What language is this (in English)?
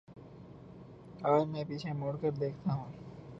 Urdu